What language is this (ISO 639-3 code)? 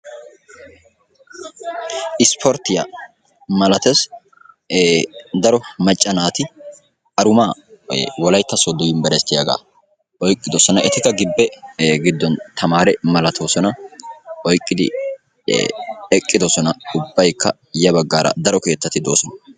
wal